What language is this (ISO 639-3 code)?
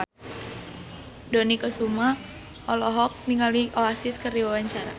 sun